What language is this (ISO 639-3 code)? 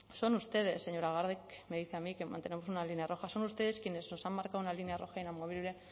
spa